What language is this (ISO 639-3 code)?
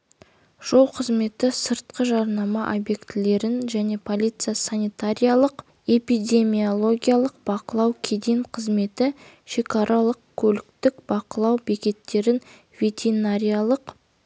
kaz